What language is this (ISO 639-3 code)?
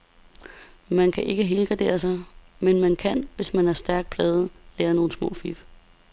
dan